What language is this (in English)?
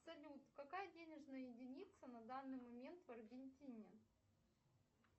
Russian